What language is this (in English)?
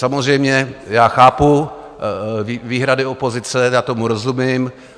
Czech